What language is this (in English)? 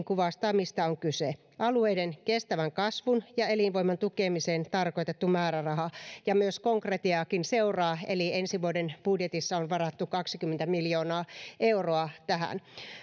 Finnish